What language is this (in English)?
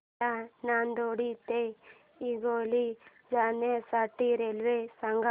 Marathi